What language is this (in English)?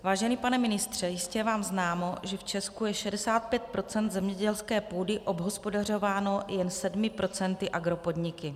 Czech